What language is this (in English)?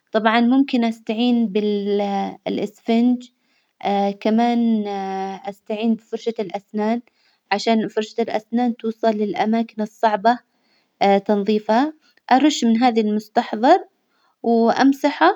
Hijazi Arabic